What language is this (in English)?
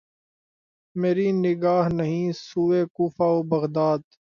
Urdu